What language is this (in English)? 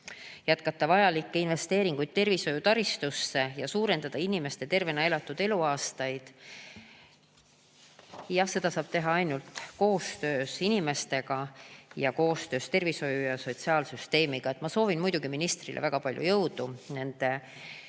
Estonian